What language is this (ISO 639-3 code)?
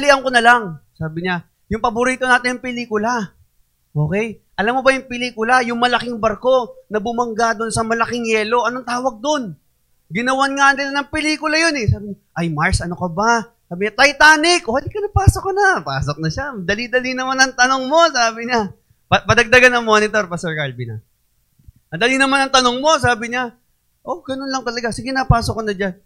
fil